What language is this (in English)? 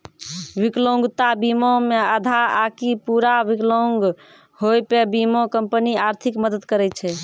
Maithili